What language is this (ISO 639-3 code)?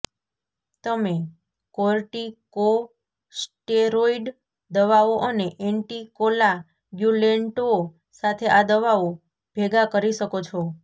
guj